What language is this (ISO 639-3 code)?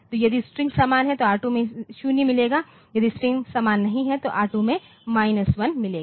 hin